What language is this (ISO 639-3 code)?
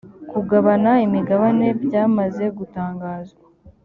kin